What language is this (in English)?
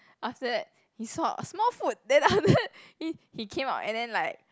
English